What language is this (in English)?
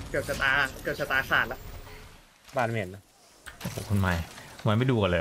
Thai